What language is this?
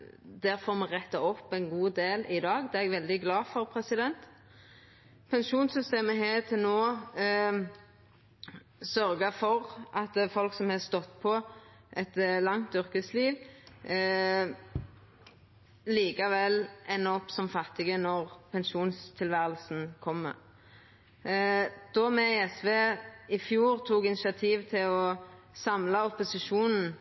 Norwegian Nynorsk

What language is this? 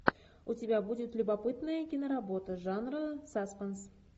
Russian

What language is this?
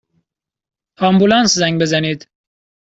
Persian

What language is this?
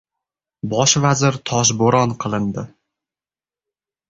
Uzbek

